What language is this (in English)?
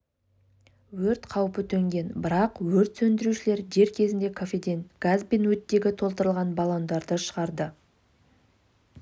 Kazakh